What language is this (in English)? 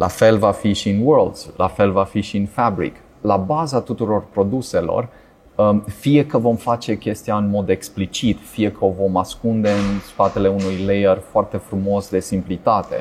Romanian